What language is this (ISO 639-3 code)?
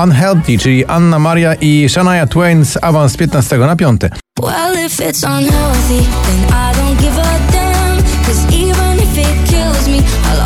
pol